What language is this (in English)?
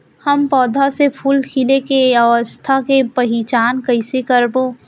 Chhattisgarhi